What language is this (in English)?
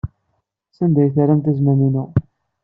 Kabyle